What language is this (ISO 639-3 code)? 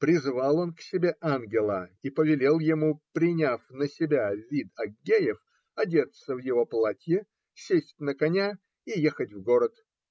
rus